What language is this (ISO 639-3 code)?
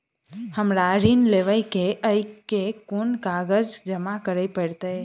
mai